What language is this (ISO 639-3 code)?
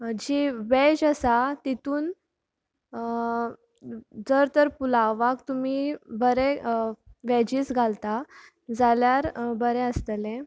kok